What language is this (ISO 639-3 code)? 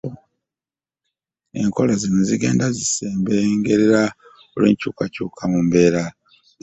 lug